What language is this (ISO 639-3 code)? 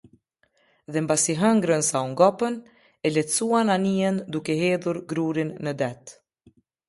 sqi